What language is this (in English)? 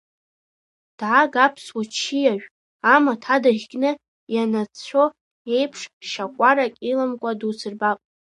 Abkhazian